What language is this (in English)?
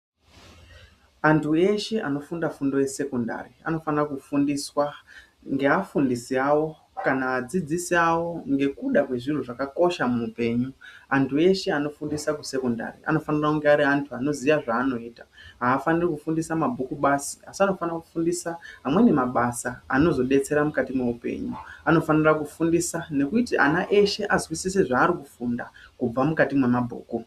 Ndau